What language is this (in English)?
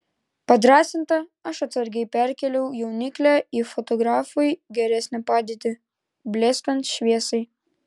Lithuanian